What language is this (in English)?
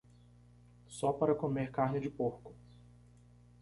Portuguese